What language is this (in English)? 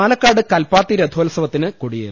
Malayalam